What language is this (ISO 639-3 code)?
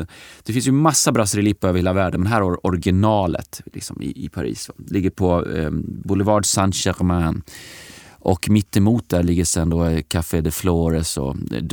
swe